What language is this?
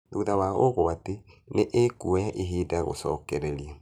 Kikuyu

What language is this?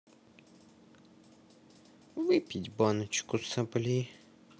Russian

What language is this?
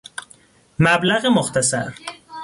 Persian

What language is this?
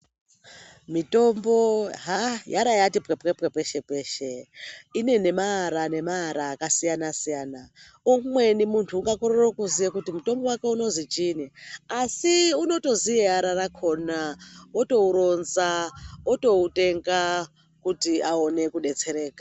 Ndau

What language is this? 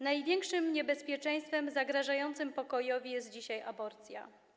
Polish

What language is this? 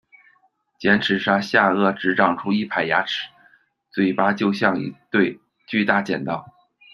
Chinese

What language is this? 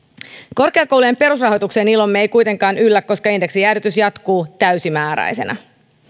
Finnish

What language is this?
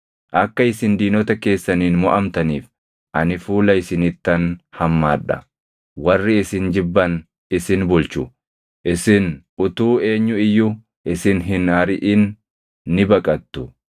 Oromo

